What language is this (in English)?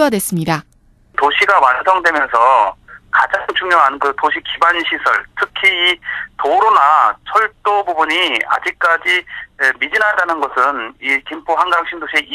Korean